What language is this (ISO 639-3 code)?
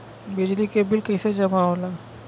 bho